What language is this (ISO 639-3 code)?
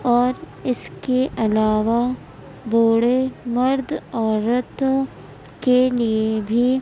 urd